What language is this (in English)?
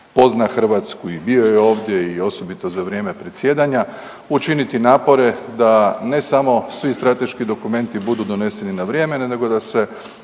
Croatian